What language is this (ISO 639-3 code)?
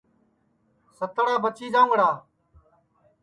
ssi